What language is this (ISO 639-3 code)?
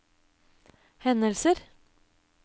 nor